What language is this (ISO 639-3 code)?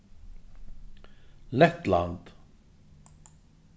fao